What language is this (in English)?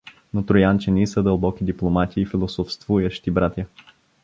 Bulgarian